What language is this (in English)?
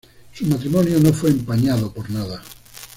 Spanish